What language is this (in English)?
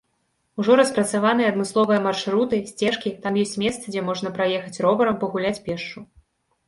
Belarusian